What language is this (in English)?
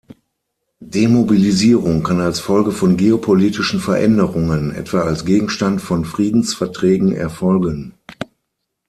German